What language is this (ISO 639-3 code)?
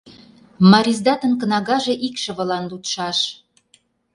chm